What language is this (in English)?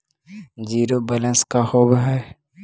Magahi